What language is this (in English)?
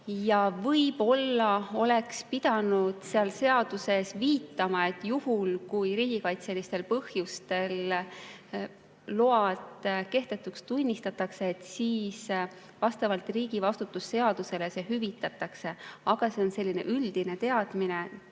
Estonian